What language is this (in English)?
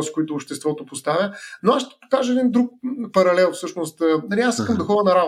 Bulgarian